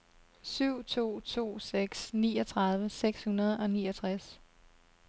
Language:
Danish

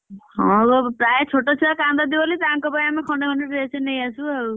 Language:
Odia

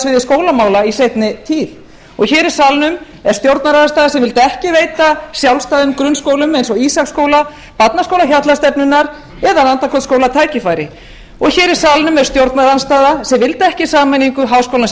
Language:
Icelandic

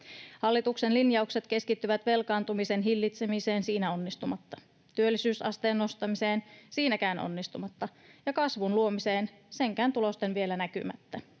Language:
Finnish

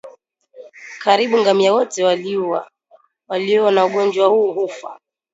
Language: Swahili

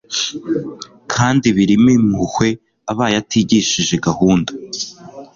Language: Kinyarwanda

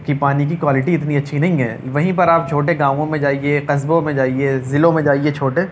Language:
Urdu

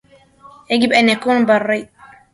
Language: Arabic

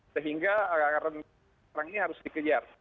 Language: Indonesian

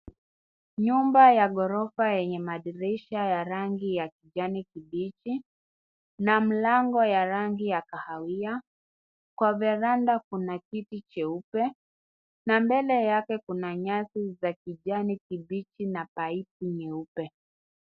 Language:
Swahili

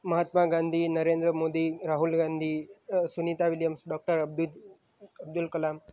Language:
Gujarati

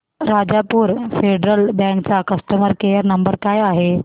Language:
Marathi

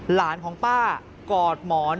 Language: Thai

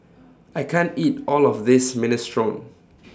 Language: English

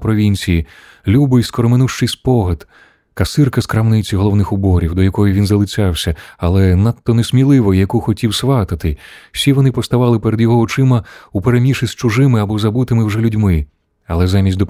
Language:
Ukrainian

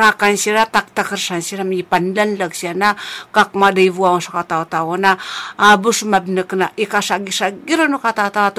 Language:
Chinese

